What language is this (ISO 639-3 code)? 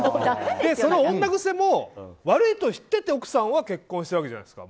jpn